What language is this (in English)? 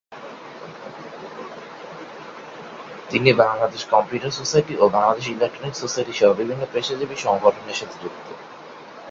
Bangla